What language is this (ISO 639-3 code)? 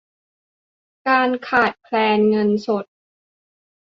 tha